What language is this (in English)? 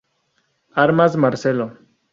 Spanish